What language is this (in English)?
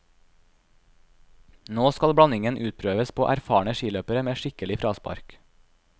Norwegian